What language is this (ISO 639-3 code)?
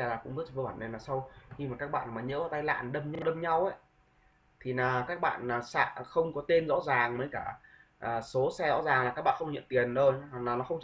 vie